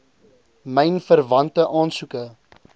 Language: Afrikaans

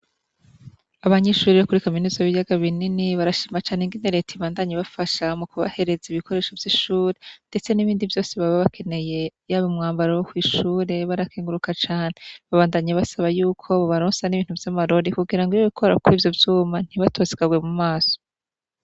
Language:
Rundi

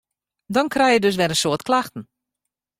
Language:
Western Frisian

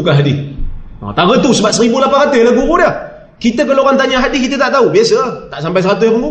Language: Malay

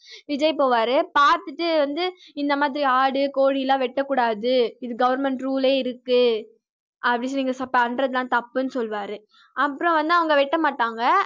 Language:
Tamil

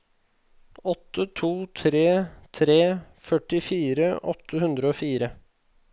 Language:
Norwegian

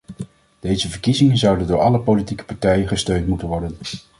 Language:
Dutch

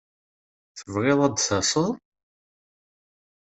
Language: Kabyle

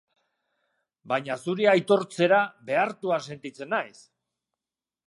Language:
Basque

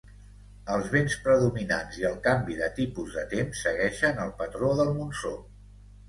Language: Catalan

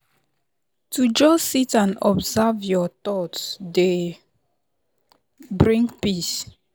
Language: Nigerian Pidgin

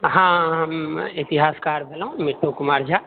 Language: Maithili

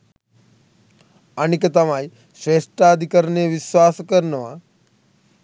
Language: Sinhala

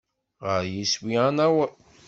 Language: Kabyle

